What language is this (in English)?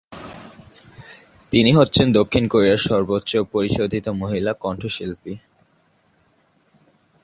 Bangla